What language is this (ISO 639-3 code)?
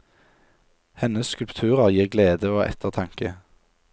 nor